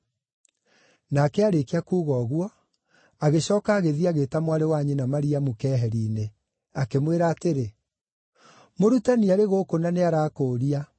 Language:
Kikuyu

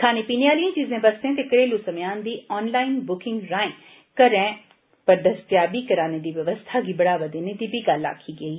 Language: Dogri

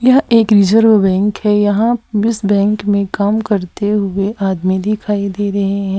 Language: Hindi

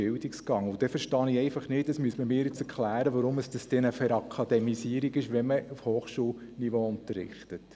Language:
Swiss German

